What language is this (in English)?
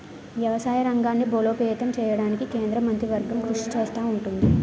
Telugu